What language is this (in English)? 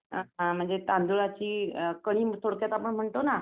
Marathi